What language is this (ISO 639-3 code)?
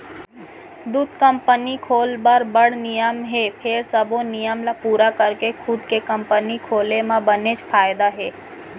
hne